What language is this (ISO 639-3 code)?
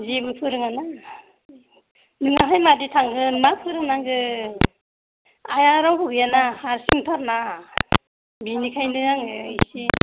brx